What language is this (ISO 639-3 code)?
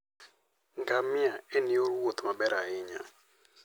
luo